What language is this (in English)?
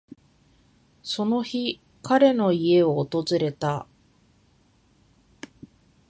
Japanese